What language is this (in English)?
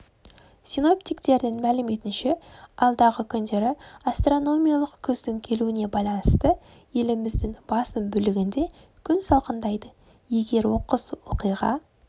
Kazakh